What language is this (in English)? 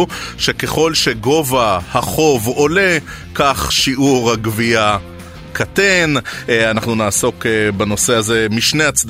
Hebrew